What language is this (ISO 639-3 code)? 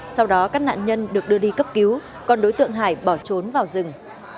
vie